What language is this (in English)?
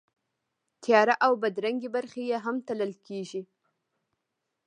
Pashto